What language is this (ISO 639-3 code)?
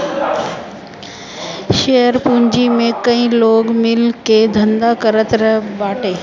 bho